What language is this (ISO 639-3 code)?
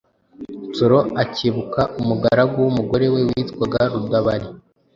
kin